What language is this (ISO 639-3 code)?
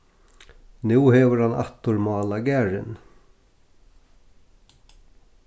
fao